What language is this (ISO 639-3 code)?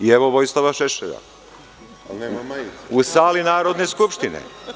srp